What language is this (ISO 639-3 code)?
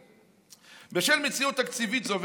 heb